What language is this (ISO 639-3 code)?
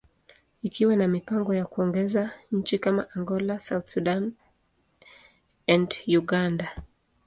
swa